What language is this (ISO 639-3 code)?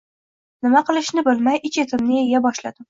uzb